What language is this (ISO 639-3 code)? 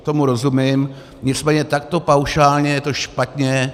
ces